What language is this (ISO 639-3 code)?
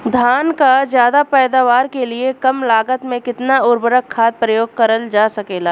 bho